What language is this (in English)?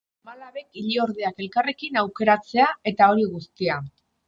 Basque